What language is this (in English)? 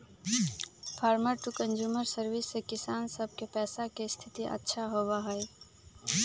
Magahi